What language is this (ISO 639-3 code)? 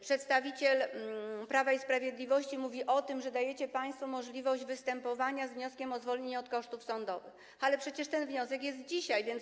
pol